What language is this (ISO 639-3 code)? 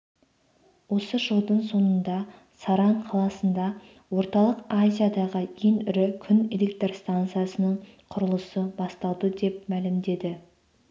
kaz